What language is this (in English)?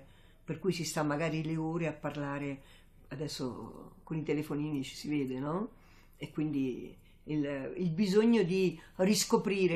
Italian